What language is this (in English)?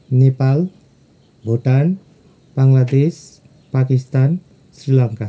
Nepali